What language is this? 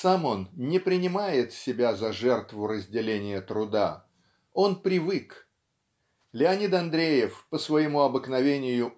Russian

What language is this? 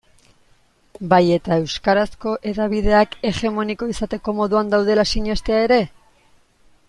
Basque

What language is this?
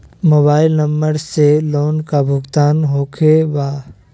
Magahi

